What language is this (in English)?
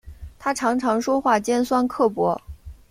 Chinese